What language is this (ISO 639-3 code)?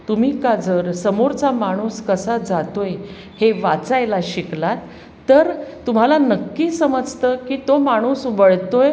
mar